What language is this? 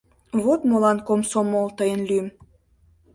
Mari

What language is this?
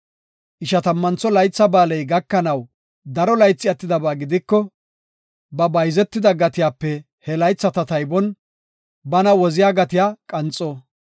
Gofa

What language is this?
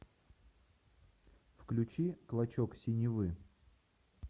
Russian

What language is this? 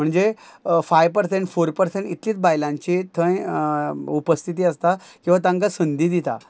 Konkani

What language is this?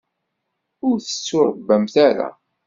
Kabyle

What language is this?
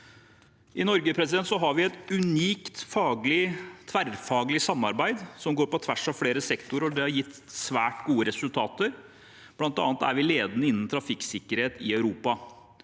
Norwegian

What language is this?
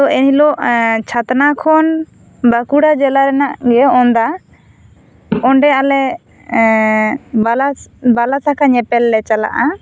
Santali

